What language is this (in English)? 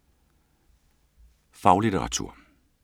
Danish